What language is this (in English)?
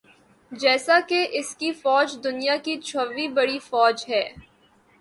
Urdu